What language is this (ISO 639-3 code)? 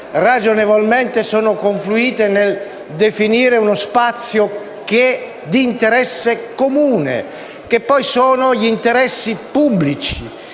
ita